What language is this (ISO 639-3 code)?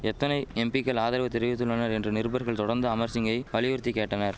tam